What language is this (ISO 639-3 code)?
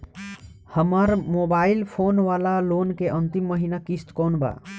bho